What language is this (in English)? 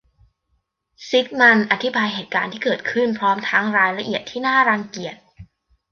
Thai